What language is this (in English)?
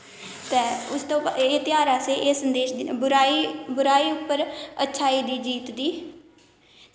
Dogri